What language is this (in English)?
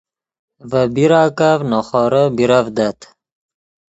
Yidgha